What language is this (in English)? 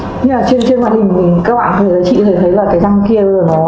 Vietnamese